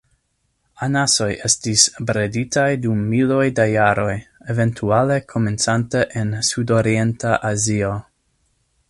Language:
Esperanto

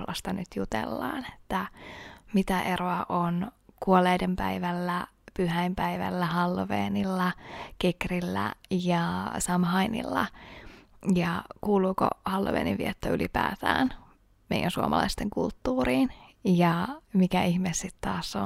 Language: Finnish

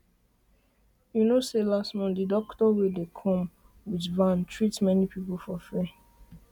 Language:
Nigerian Pidgin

